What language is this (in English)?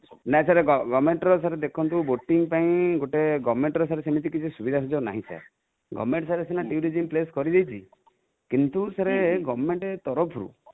Odia